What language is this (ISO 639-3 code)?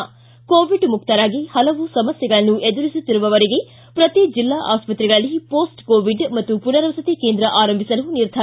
kan